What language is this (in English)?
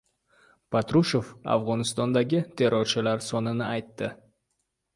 Uzbek